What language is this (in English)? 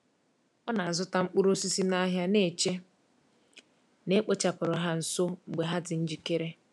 Igbo